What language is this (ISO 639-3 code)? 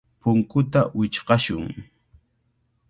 qvl